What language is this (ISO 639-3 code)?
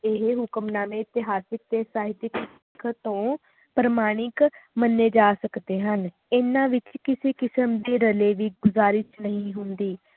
pan